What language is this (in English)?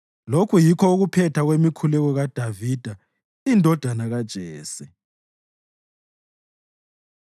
North Ndebele